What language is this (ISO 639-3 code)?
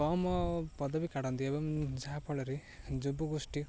ori